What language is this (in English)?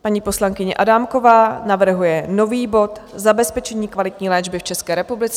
Czech